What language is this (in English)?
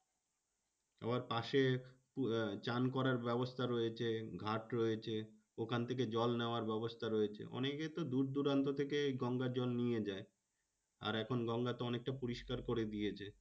Bangla